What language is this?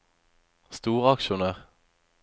Norwegian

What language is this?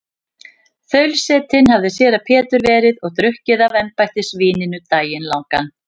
Icelandic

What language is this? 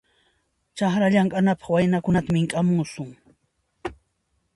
Puno Quechua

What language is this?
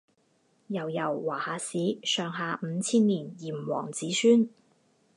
Chinese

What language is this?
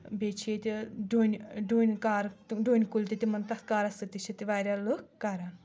Kashmiri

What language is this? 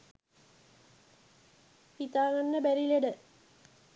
Sinhala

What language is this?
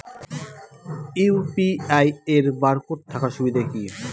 Bangla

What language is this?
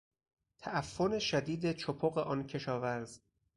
Persian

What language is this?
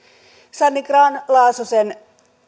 Finnish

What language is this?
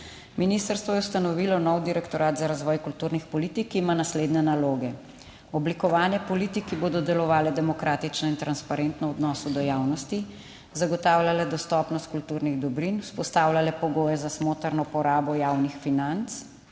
Slovenian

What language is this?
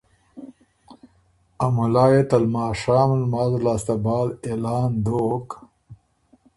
Ormuri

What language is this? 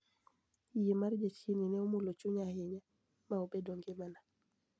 Luo (Kenya and Tanzania)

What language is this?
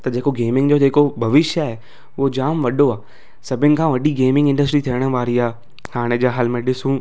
Sindhi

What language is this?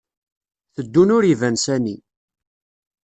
Kabyle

